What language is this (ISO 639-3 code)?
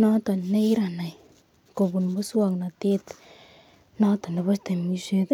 kln